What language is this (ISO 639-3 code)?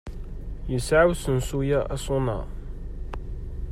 kab